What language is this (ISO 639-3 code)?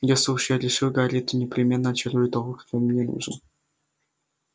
rus